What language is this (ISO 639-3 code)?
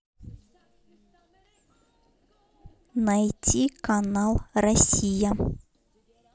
rus